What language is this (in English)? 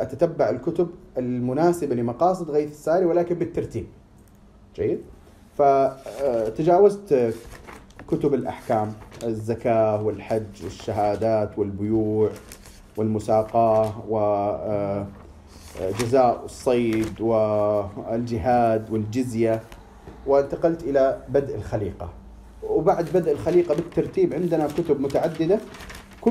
Arabic